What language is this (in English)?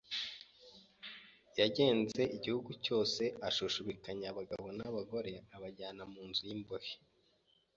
Kinyarwanda